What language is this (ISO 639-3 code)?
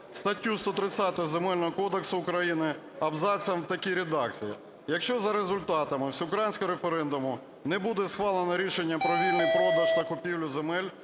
ukr